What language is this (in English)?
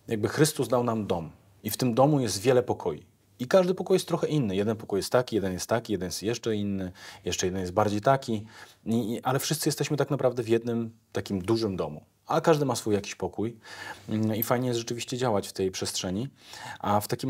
Polish